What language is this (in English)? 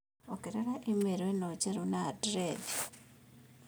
Kikuyu